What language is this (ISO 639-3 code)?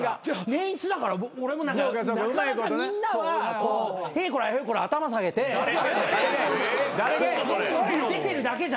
jpn